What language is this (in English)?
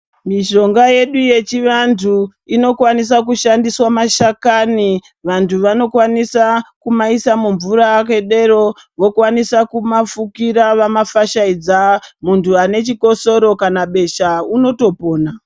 Ndau